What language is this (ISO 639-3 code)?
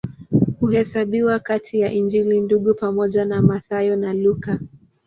swa